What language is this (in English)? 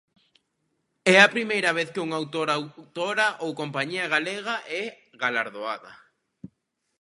Galician